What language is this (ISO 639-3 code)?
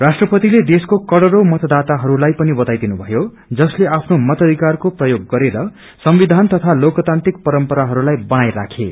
nep